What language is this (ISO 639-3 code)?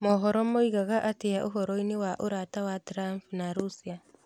kik